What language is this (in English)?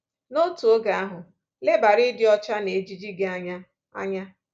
Igbo